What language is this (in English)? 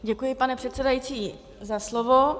Czech